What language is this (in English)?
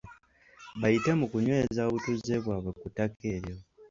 Ganda